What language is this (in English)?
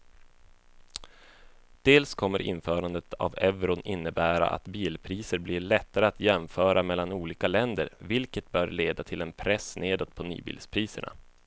Swedish